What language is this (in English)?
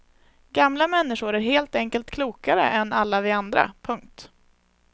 Swedish